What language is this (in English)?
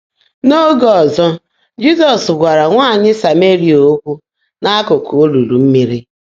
Igbo